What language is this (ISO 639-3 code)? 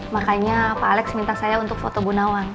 ind